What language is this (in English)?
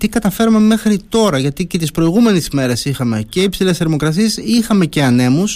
Greek